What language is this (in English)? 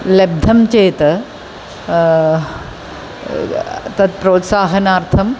Sanskrit